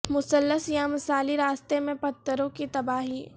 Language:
Urdu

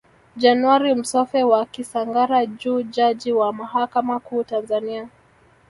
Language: Swahili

